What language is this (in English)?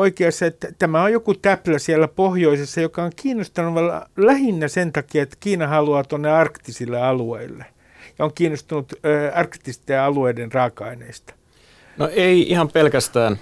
Finnish